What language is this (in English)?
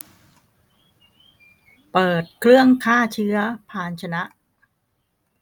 Thai